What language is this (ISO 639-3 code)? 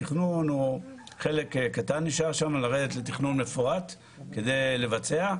heb